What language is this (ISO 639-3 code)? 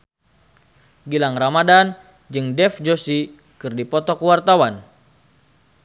sun